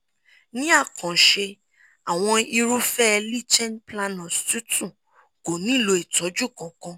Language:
Yoruba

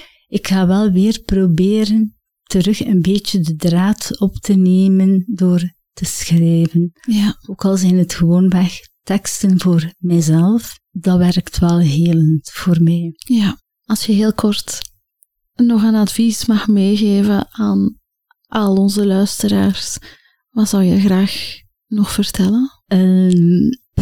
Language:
Dutch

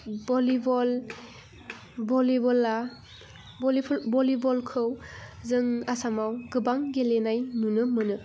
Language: Bodo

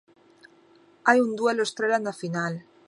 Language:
Galician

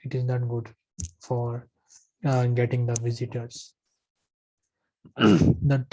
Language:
English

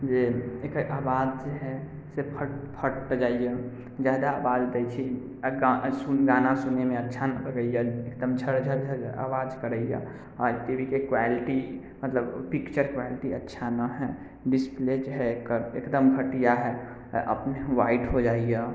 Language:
Maithili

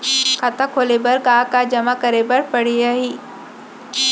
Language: Chhattisgarhi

